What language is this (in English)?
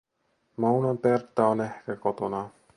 Finnish